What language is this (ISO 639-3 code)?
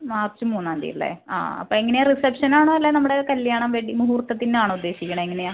mal